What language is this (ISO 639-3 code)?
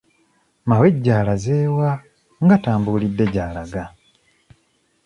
lug